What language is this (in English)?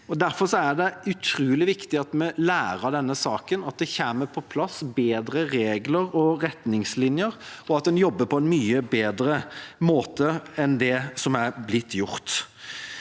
Norwegian